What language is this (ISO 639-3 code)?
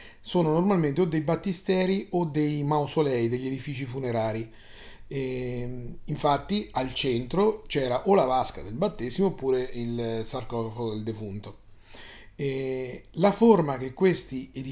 ita